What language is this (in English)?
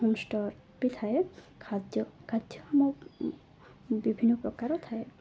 Odia